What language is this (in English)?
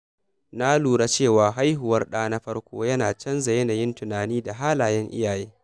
Hausa